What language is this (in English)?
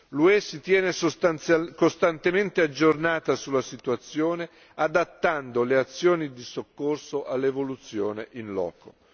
Italian